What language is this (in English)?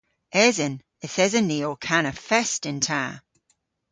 Cornish